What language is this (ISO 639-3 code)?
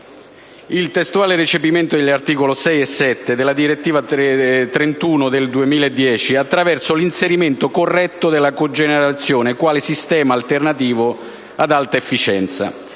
ita